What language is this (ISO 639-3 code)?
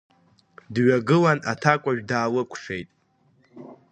abk